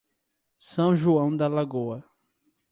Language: Portuguese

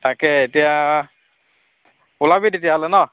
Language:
Assamese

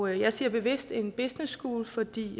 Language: Danish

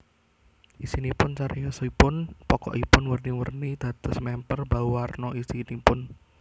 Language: Javanese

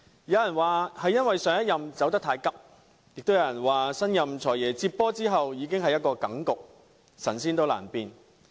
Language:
Cantonese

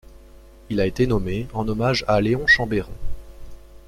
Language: French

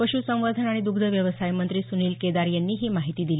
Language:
Marathi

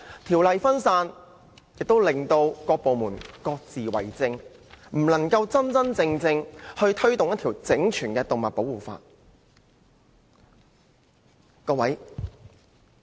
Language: Cantonese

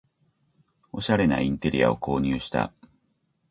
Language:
Japanese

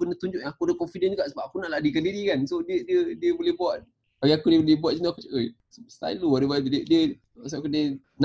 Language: Malay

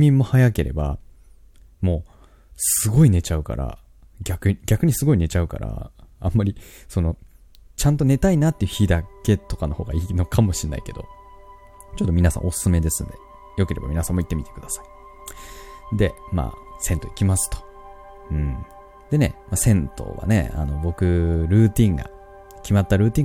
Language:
Japanese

